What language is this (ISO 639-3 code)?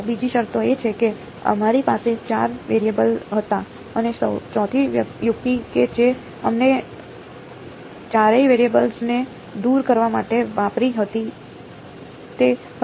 guj